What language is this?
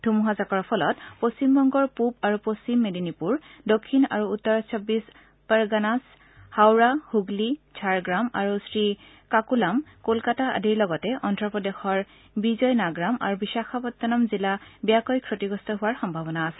Assamese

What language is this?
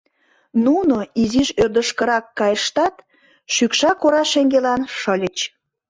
Mari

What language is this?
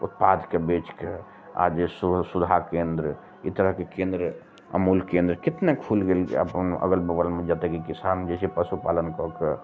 Maithili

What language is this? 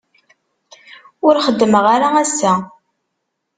Kabyle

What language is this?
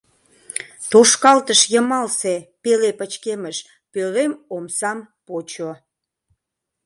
Mari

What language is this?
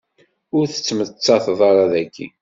Kabyle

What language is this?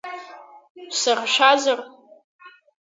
Abkhazian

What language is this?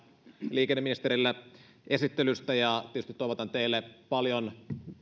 Finnish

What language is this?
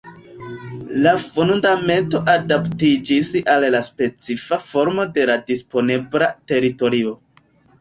Esperanto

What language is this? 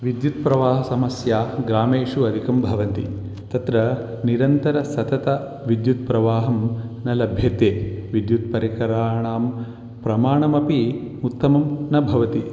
Sanskrit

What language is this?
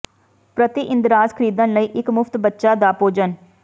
Punjabi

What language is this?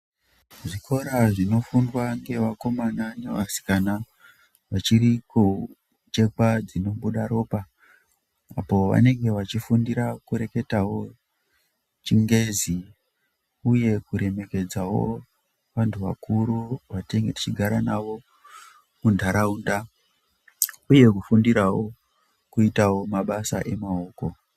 Ndau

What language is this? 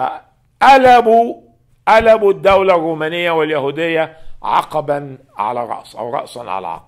Arabic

